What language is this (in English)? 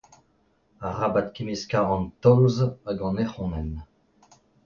Breton